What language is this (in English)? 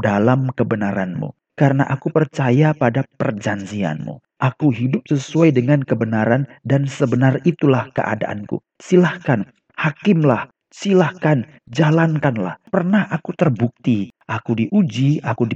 Indonesian